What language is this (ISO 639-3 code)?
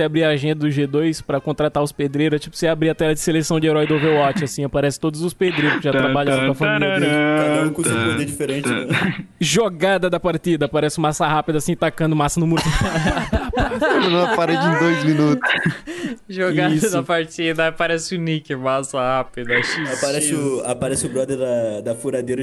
por